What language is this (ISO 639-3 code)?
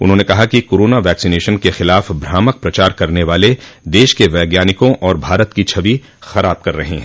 hin